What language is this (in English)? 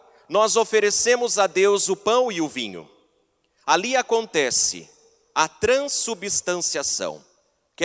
Portuguese